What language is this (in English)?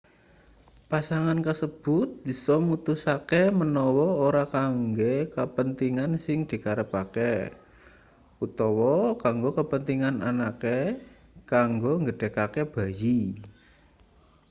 Javanese